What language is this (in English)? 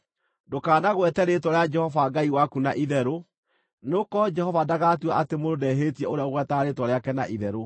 Kikuyu